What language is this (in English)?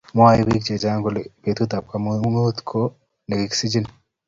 Kalenjin